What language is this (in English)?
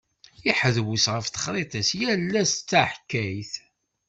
Kabyle